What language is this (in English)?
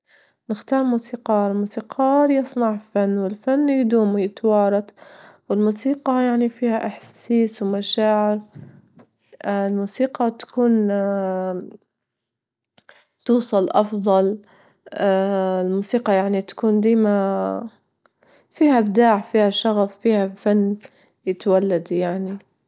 Libyan Arabic